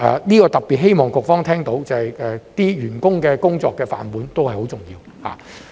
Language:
Cantonese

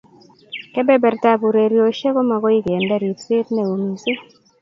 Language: Kalenjin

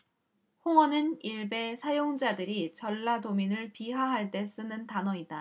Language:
Korean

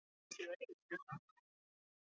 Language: Icelandic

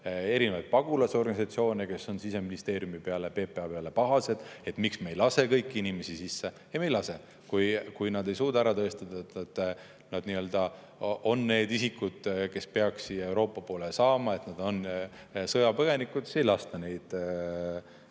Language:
Estonian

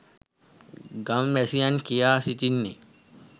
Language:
Sinhala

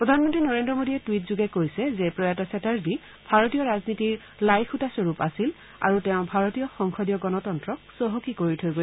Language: Assamese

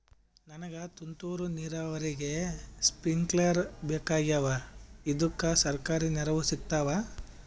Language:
Kannada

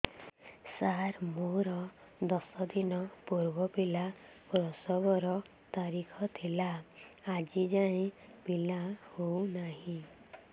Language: Odia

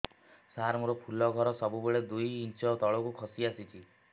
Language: Odia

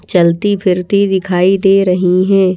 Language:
Hindi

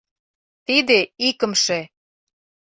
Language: Mari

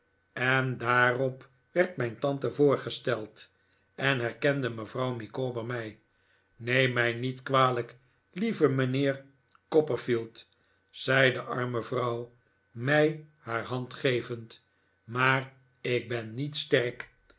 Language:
Dutch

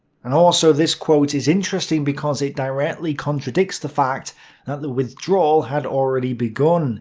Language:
English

